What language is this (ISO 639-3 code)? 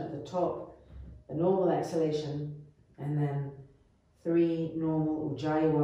eng